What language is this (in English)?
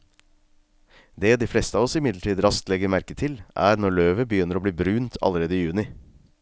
Norwegian